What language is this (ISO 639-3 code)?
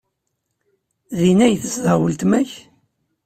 kab